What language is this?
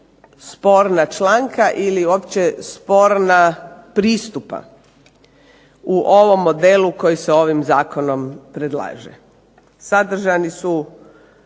Croatian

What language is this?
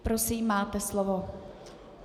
Czech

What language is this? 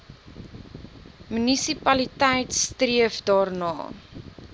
Afrikaans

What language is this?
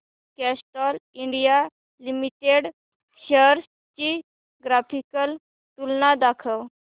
Marathi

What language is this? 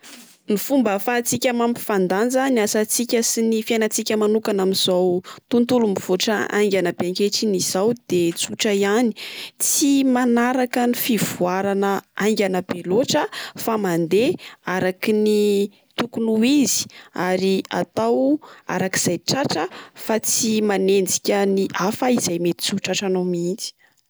Malagasy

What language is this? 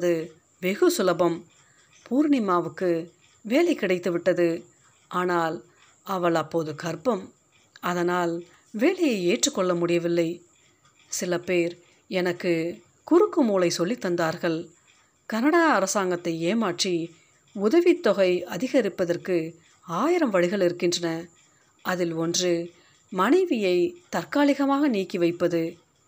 Tamil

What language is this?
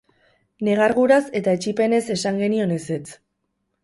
Basque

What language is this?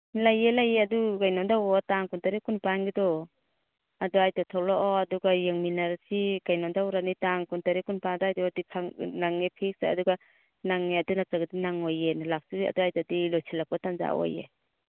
Manipuri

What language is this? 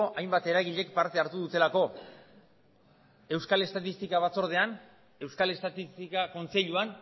Basque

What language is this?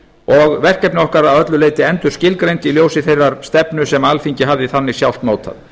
Icelandic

